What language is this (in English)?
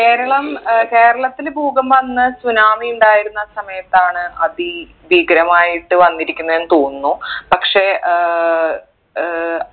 Malayalam